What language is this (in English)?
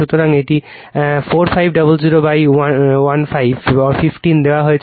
Bangla